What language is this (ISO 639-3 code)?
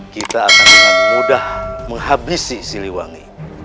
ind